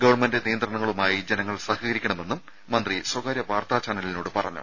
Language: Malayalam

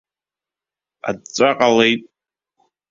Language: Abkhazian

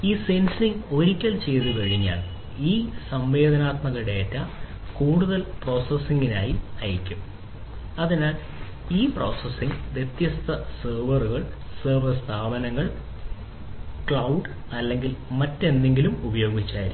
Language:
Malayalam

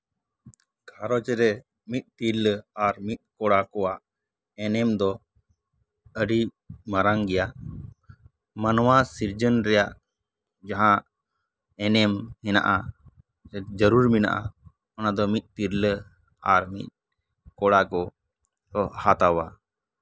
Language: Santali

